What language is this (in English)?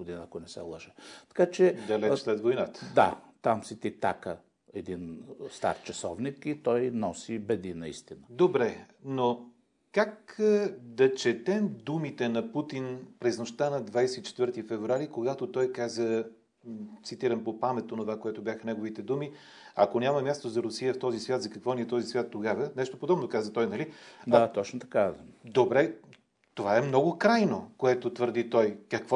Bulgarian